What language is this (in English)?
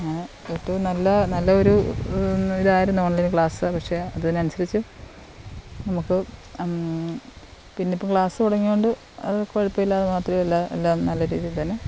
Malayalam